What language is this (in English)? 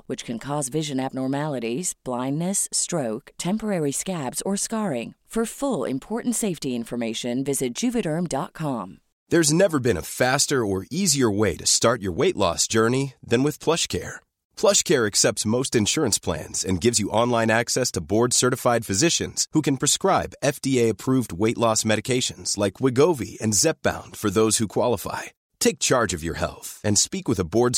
Filipino